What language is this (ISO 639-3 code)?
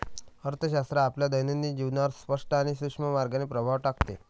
mar